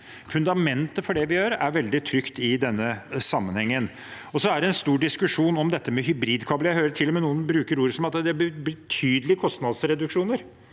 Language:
Norwegian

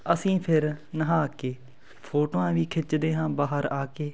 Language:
Punjabi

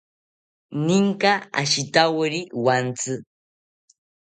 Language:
South Ucayali Ashéninka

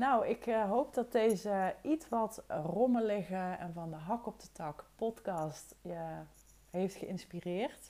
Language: Dutch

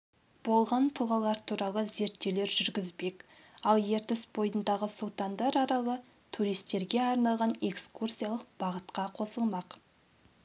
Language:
Kazakh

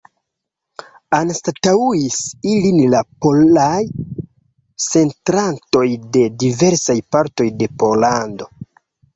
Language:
Esperanto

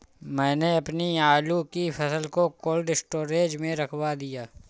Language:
Hindi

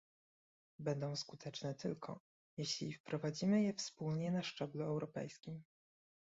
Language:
Polish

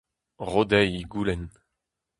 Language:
Breton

